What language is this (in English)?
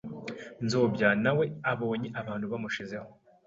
Kinyarwanda